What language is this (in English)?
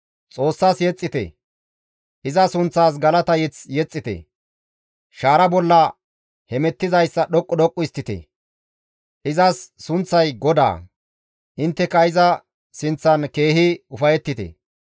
Gamo